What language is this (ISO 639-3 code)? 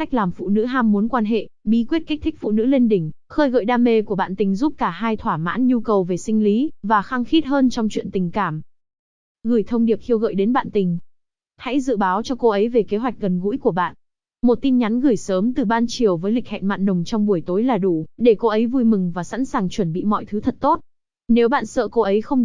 vie